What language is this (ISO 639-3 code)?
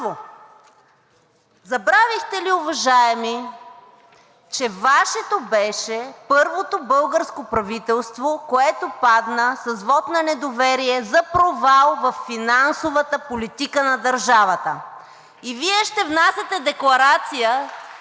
bul